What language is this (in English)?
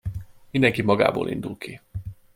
Hungarian